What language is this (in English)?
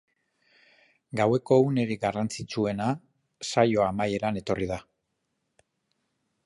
Basque